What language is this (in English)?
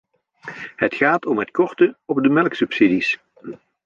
Dutch